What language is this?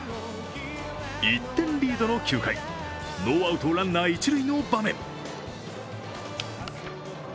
Japanese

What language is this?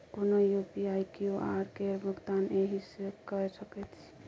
Maithili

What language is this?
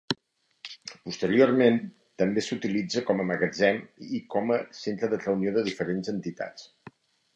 Catalan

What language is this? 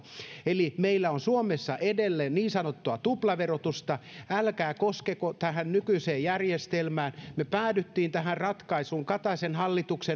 Finnish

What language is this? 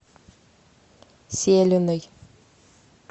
Russian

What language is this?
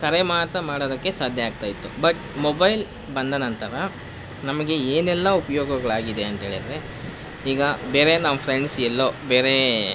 Kannada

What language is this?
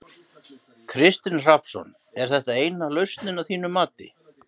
Icelandic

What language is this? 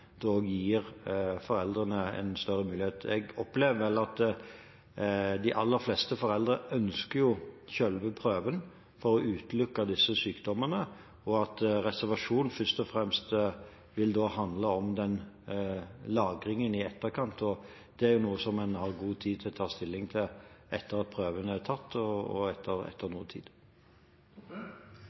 Norwegian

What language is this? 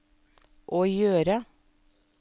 Norwegian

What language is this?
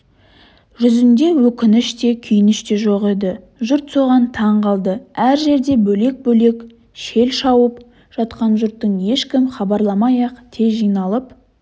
Kazakh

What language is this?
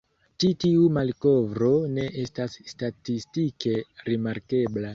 Esperanto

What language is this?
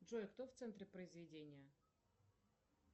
Russian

